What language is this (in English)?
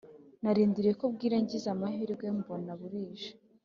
Kinyarwanda